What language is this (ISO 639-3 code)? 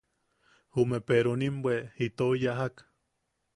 yaq